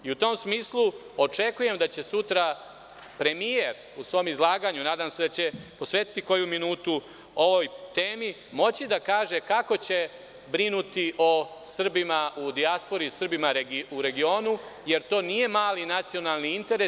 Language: Serbian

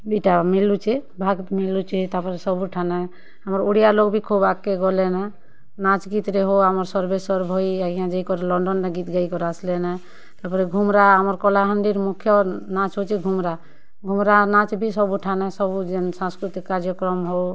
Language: Odia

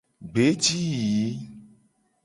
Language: Gen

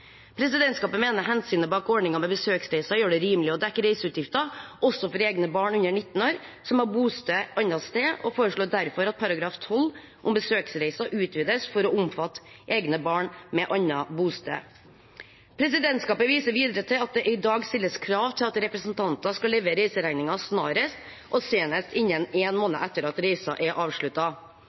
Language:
Norwegian Bokmål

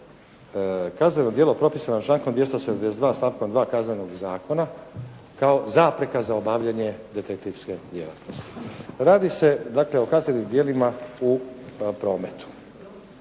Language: Croatian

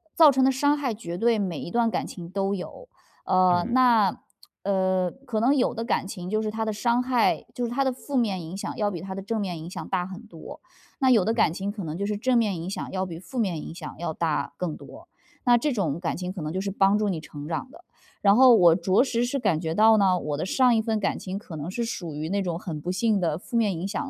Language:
Chinese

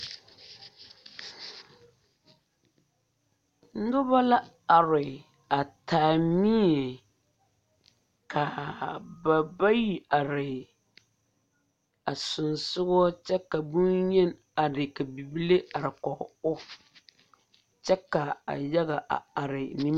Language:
Southern Dagaare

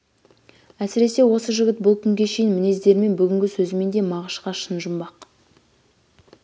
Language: Kazakh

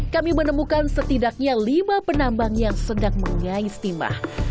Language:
Indonesian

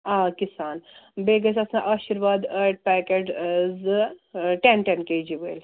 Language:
Kashmiri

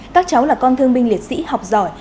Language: Vietnamese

